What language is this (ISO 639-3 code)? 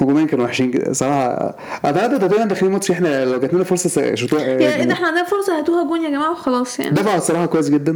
ara